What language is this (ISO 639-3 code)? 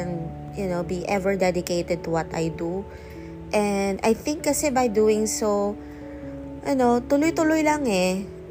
fil